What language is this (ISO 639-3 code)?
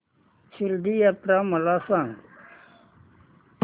mar